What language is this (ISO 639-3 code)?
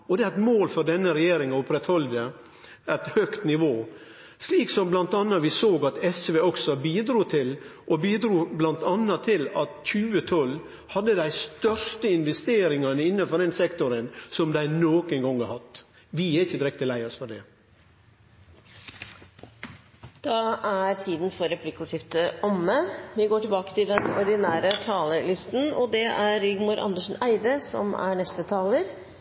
nor